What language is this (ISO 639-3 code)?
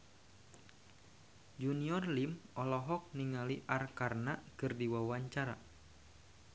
sun